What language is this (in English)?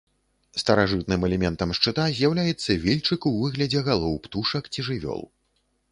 Belarusian